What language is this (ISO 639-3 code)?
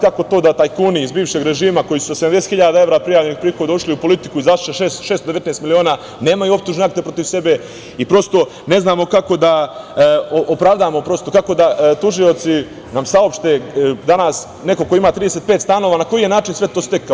srp